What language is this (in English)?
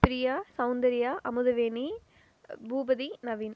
Tamil